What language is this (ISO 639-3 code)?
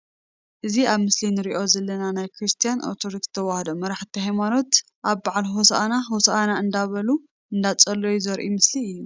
tir